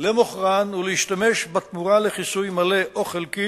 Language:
Hebrew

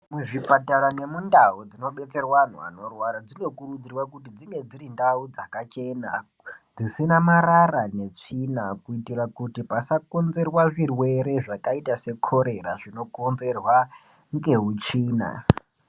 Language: Ndau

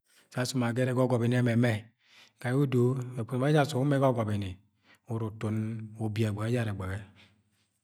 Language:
Agwagwune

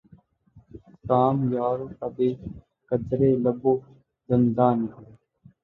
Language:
Urdu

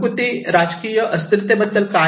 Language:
Marathi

